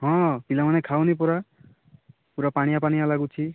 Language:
Odia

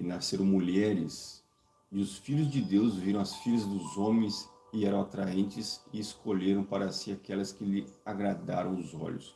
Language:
Portuguese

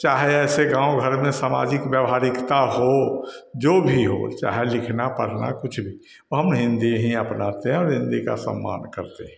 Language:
Hindi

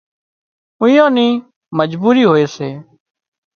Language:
Wadiyara Koli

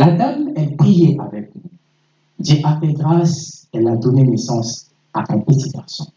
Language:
French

